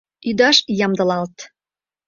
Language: Mari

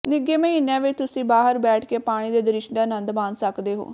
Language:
Punjabi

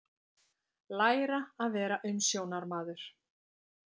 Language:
Icelandic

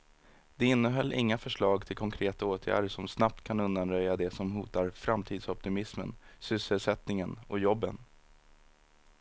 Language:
Swedish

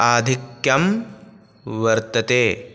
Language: Sanskrit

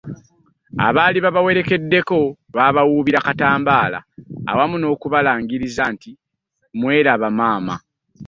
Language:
Ganda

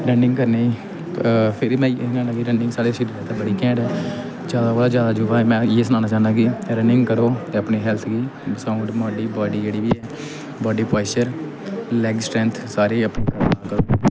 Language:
Dogri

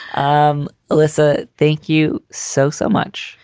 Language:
English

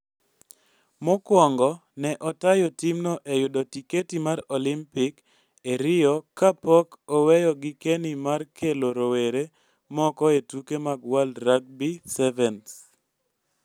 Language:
Luo (Kenya and Tanzania)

